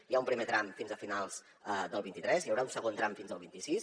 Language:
Catalan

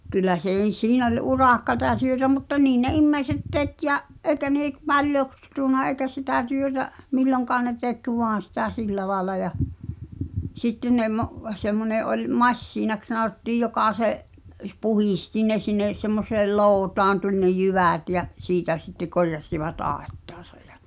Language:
Finnish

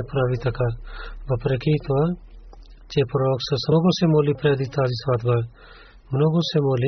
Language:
Bulgarian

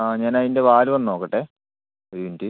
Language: Malayalam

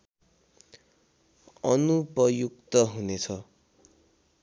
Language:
Nepali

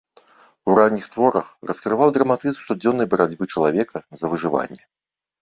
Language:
Belarusian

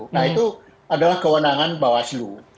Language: Indonesian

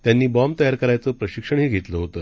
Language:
Marathi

